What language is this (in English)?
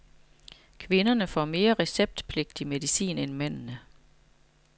Danish